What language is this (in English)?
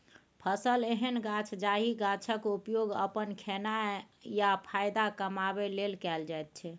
Maithili